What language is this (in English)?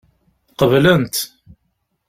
Kabyle